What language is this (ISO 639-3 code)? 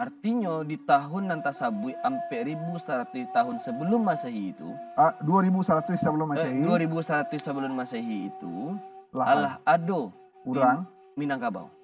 ind